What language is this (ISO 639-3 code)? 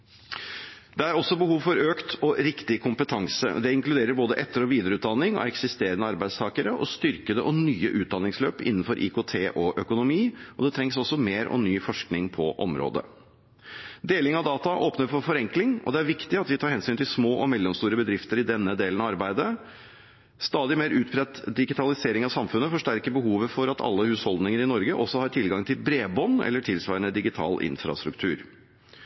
nob